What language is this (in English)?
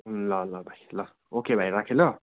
Nepali